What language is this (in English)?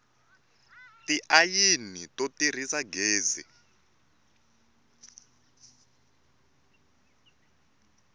Tsonga